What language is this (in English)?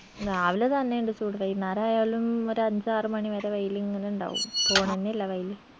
Malayalam